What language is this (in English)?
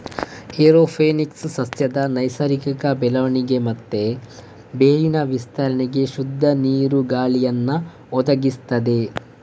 Kannada